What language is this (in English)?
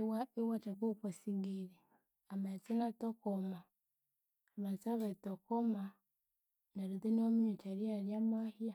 Konzo